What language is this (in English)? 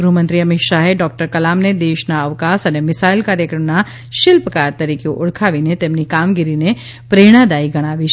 Gujarati